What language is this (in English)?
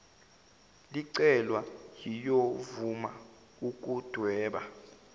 Zulu